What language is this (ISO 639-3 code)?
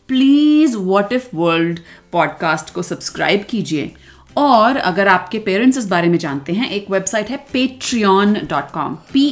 hin